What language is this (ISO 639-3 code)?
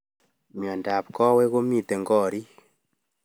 kln